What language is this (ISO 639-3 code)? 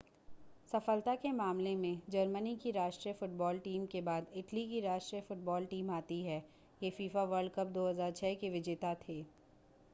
hin